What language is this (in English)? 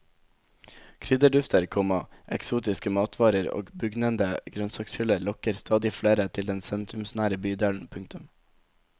Norwegian